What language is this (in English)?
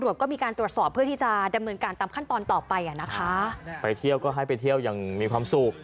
Thai